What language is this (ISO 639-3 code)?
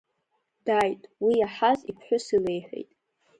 abk